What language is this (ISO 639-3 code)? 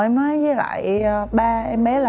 vie